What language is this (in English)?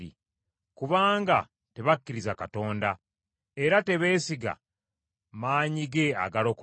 Ganda